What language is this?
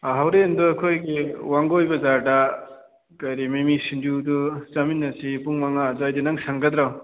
Manipuri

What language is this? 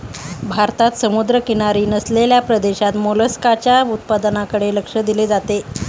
Marathi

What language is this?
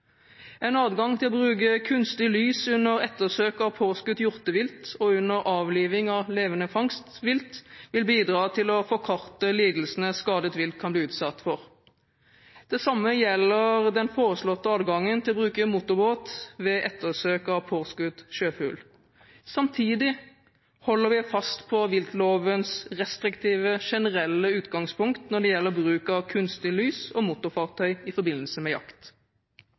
Norwegian Bokmål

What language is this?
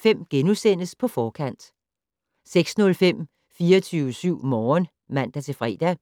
Danish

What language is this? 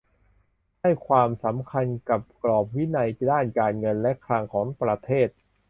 Thai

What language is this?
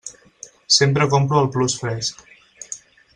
Catalan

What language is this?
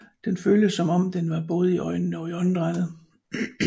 Danish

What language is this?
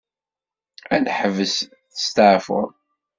Kabyle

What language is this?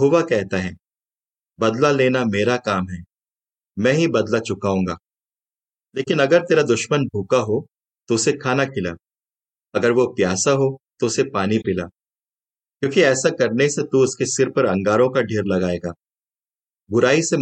Hindi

